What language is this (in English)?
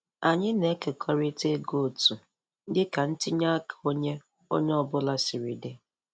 Igbo